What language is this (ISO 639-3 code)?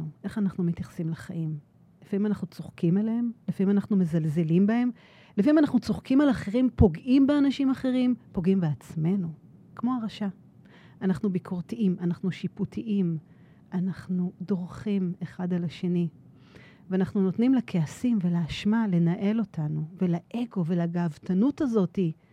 heb